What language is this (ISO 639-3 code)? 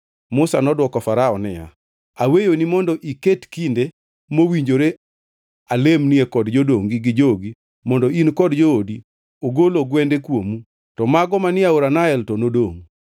luo